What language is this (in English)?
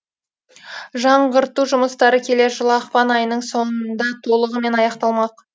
Kazakh